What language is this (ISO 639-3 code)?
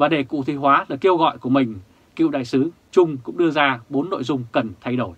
vie